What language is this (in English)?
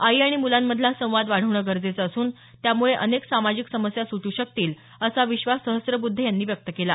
Marathi